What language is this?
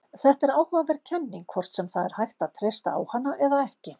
Icelandic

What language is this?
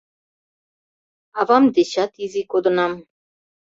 Mari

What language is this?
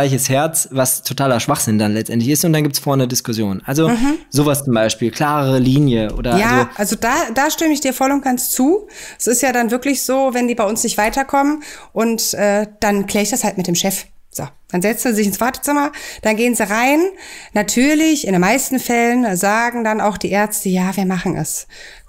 German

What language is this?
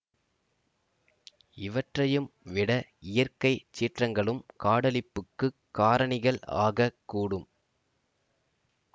Tamil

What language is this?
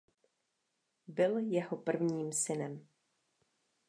Czech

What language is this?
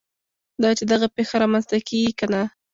Pashto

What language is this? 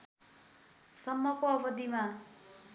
Nepali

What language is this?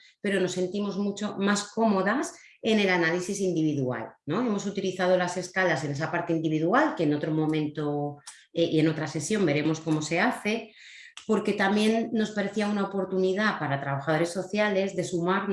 Spanish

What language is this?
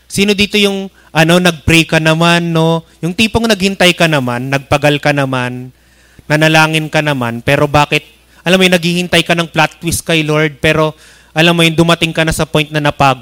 Filipino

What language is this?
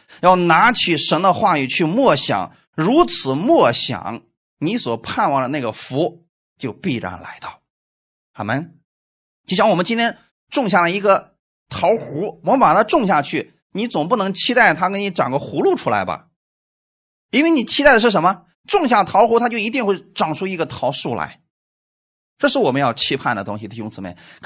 Chinese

